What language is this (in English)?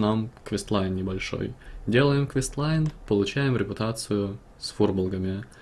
Russian